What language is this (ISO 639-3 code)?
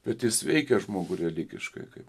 lit